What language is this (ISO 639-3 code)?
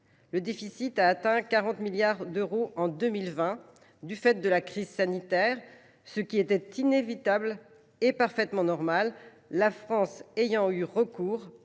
fra